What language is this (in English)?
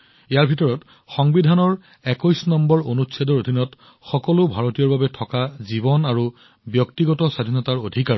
Assamese